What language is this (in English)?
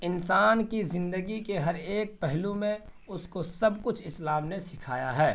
Urdu